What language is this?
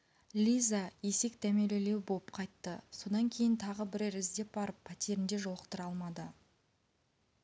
Kazakh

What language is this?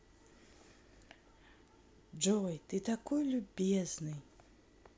Russian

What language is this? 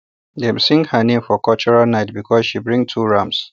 Nigerian Pidgin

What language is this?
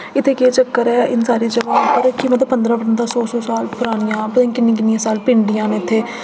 Dogri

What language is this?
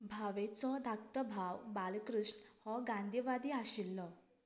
Konkani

